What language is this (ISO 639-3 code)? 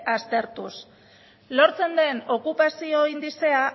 eus